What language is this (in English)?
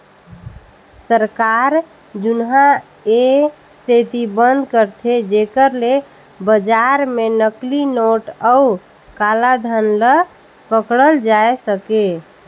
Chhattisgarhi